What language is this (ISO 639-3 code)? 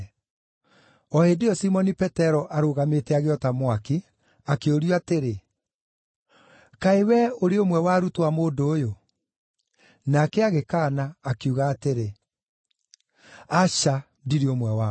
kik